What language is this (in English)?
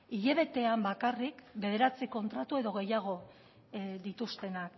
Basque